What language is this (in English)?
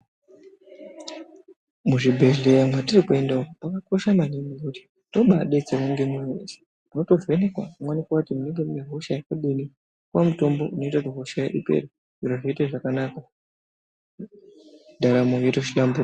Ndau